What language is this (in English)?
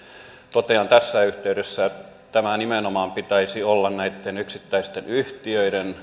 Finnish